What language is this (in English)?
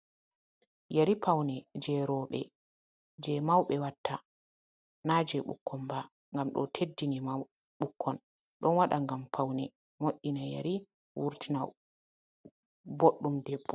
Fula